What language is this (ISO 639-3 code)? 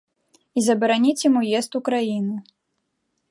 bel